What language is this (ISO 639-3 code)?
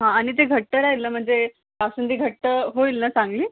mar